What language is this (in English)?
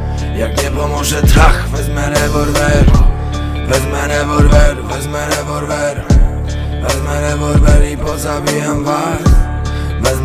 Polish